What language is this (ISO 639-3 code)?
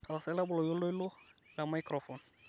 mas